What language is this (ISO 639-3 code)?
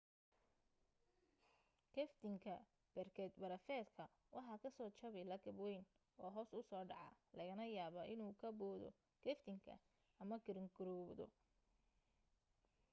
som